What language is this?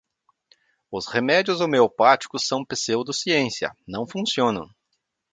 Portuguese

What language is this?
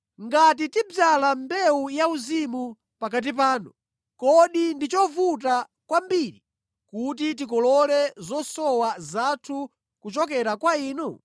Nyanja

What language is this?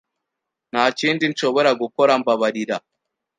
Kinyarwanda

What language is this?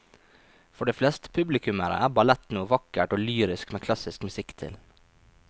Norwegian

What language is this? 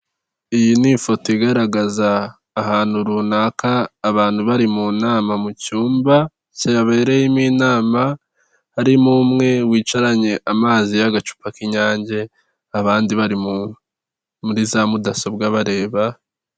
Kinyarwanda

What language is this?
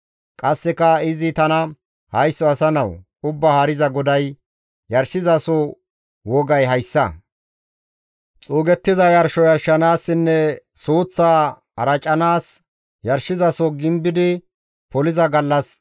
Gamo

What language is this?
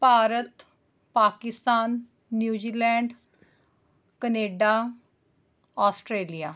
Punjabi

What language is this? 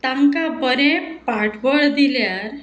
Konkani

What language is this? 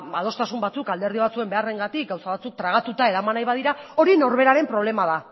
Basque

